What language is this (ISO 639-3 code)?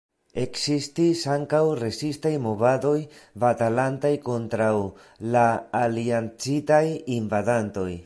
epo